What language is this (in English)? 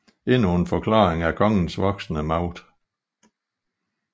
Danish